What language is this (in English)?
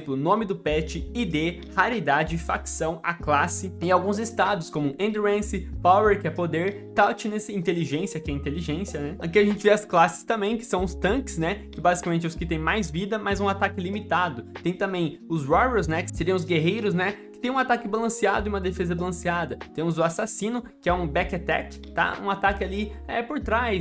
Portuguese